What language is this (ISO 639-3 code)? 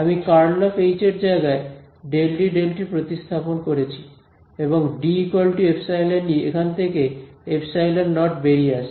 ben